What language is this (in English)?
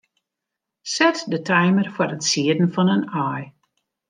Western Frisian